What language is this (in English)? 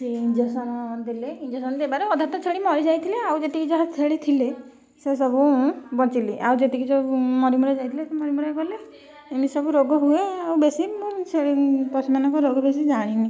Odia